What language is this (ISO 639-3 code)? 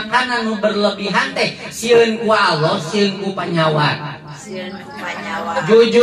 ind